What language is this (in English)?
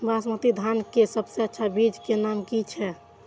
Maithili